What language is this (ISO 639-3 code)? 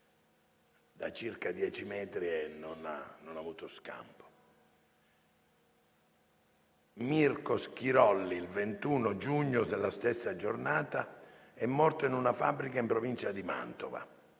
ita